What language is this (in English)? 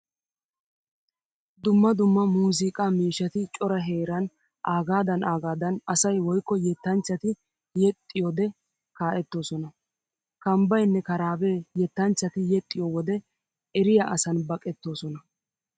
Wolaytta